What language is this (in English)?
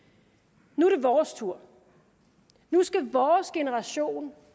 Danish